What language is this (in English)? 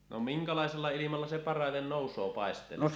Finnish